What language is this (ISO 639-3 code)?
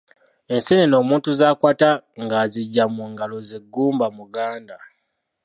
lug